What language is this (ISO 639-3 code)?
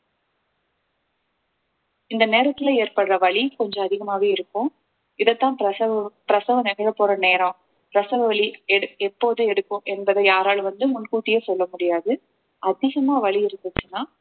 tam